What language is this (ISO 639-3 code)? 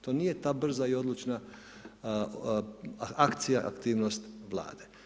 hrv